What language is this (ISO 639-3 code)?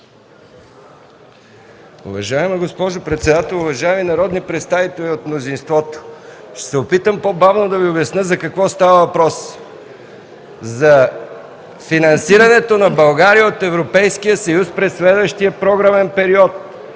bul